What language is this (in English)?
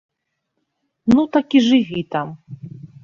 Belarusian